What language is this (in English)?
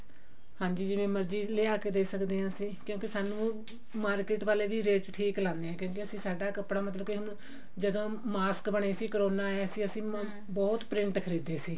Punjabi